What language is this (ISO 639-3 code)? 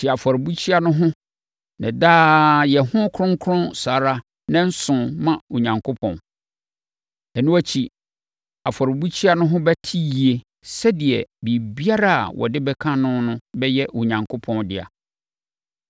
aka